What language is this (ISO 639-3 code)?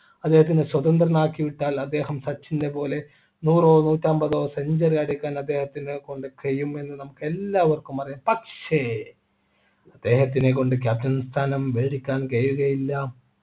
mal